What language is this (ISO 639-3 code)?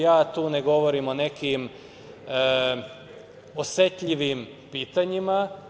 srp